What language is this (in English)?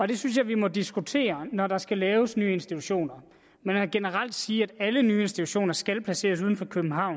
Danish